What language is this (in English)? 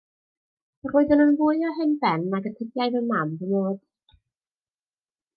Welsh